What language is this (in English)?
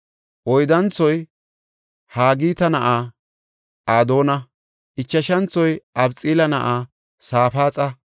Gofa